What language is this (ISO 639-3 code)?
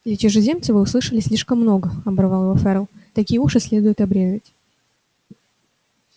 rus